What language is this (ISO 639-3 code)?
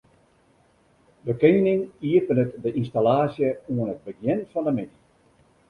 fry